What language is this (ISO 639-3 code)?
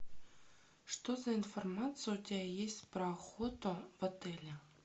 rus